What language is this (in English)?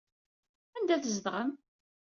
Kabyle